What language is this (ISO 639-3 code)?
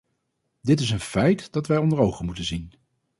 nld